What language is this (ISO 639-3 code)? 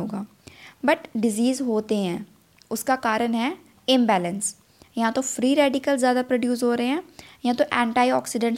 hin